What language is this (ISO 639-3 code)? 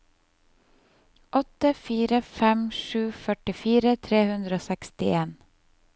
nor